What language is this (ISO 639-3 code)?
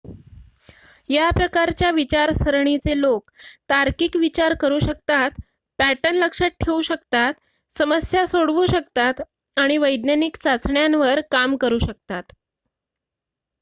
mar